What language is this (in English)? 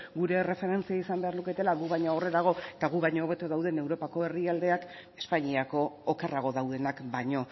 Basque